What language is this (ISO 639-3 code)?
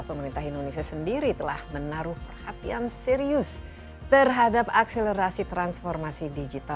ind